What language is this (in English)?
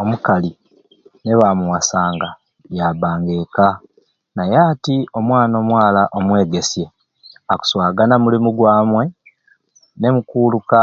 Ruuli